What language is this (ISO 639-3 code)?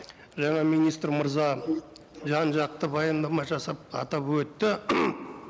kaz